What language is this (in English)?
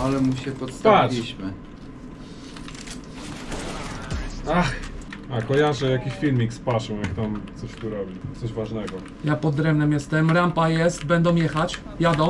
Polish